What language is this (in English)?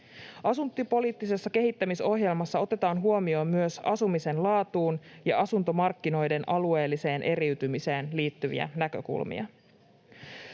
Finnish